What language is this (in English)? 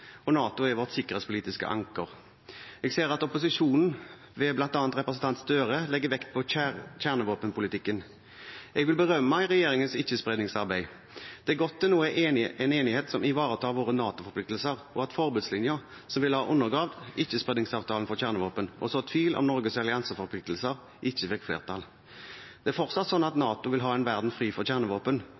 Norwegian Bokmål